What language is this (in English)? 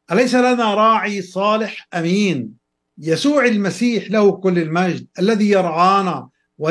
Arabic